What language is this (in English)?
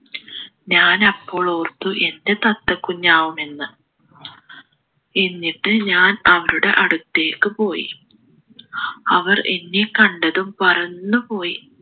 Malayalam